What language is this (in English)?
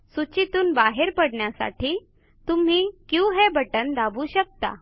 Marathi